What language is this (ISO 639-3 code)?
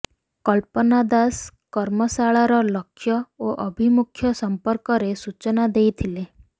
ori